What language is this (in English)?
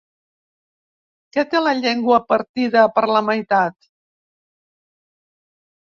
Catalan